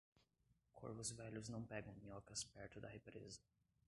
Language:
Portuguese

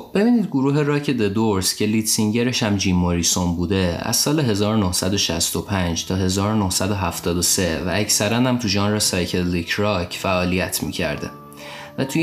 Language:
Persian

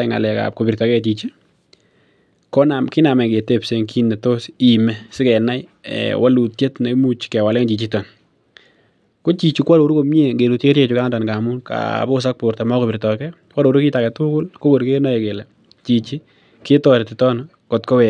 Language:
Kalenjin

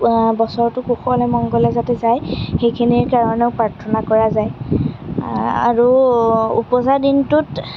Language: Assamese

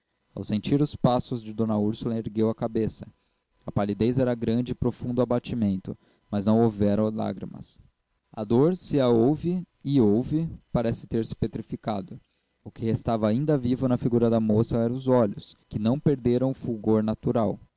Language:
Portuguese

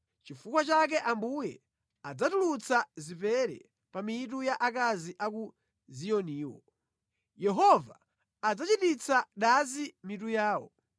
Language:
Nyanja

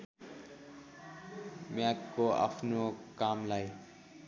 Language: Nepali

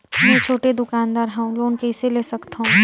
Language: Chhattisgarhi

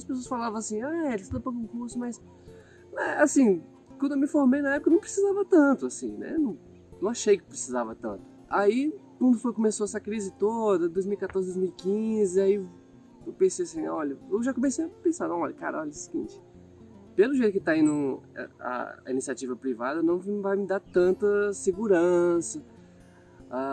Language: Portuguese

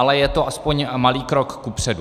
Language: Czech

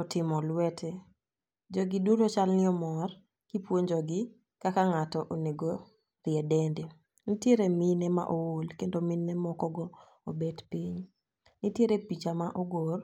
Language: Luo (Kenya and Tanzania)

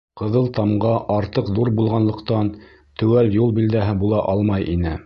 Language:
Bashkir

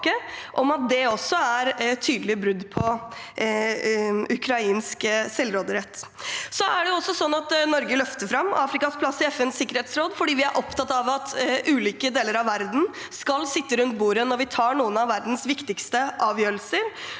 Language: Norwegian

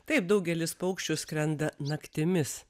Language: Lithuanian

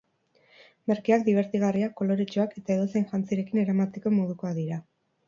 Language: Basque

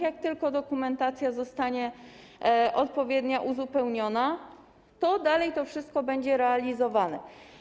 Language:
Polish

